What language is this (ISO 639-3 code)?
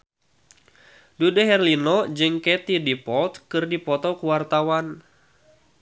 sun